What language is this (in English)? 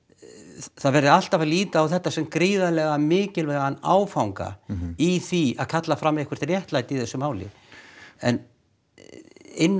Icelandic